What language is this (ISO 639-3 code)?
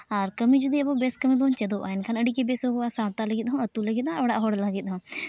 sat